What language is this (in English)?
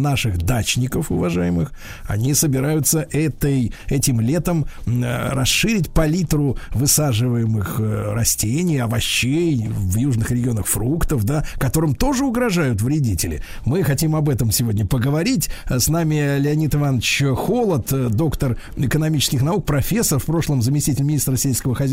Russian